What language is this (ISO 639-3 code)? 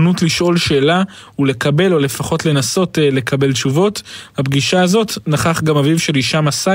heb